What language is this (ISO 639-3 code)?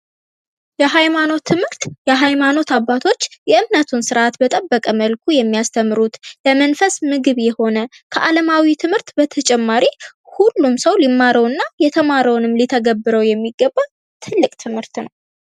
amh